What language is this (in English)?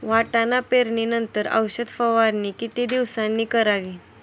Marathi